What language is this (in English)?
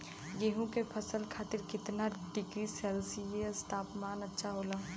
Bhojpuri